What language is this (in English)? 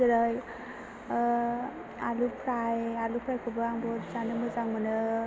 Bodo